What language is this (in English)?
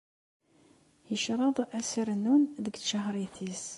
Kabyle